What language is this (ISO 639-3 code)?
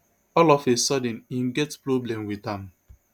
pcm